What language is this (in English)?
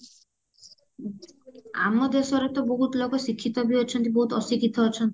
Odia